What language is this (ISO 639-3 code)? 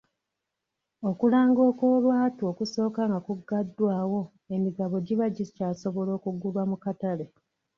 lug